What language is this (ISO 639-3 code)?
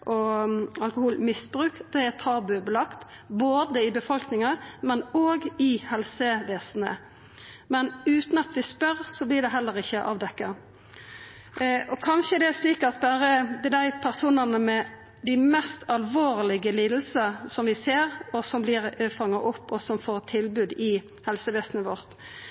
nno